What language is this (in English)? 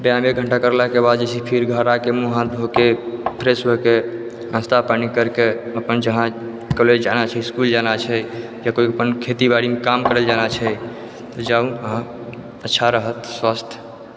Maithili